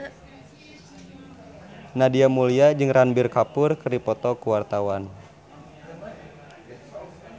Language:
Sundanese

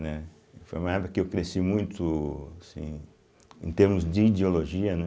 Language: Portuguese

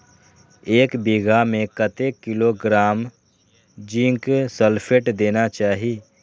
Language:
Maithili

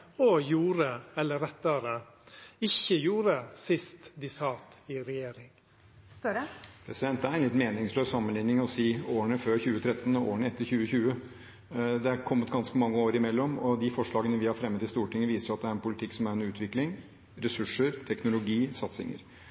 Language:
Norwegian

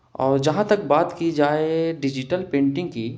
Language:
Urdu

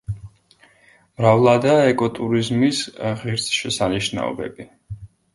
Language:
Georgian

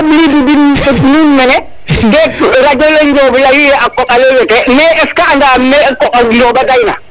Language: Serer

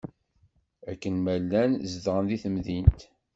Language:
Kabyle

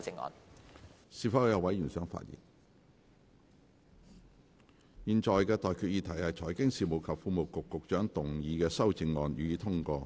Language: Cantonese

